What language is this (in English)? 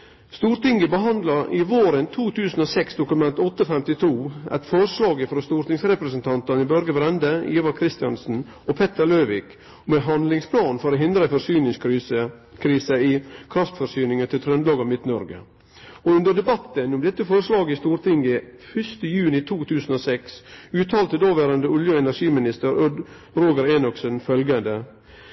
Norwegian Nynorsk